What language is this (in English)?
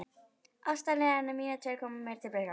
Icelandic